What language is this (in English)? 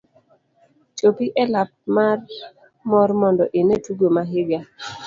Luo (Kenya and Tanzania)